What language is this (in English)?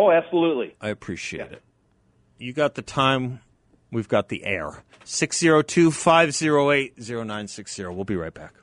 English